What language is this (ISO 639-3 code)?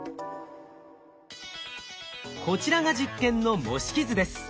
jpn